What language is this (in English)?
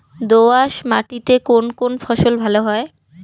Bangla